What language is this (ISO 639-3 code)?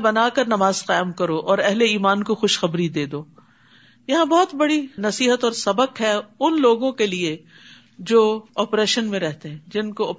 urd